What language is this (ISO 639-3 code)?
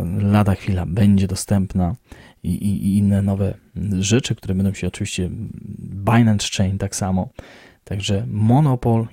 pol